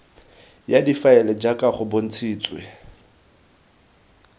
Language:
Tswana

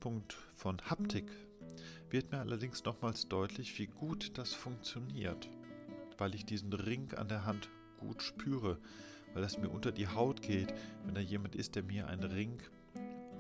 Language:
German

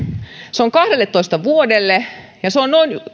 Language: Finnish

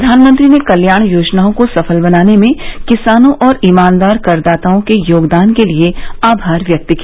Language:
Hindi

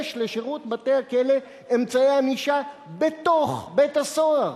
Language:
Hebrew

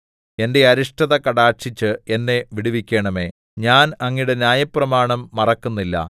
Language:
Malayalam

